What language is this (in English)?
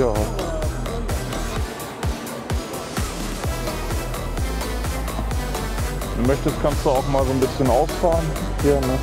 German